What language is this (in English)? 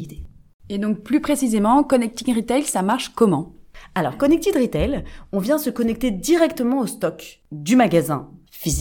French